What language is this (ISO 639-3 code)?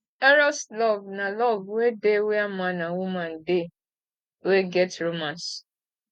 pcm